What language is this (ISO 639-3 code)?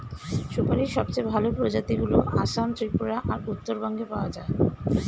ben